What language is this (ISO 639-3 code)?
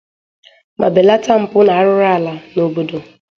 ibo